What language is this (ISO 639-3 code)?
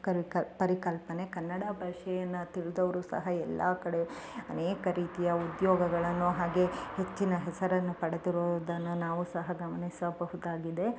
kan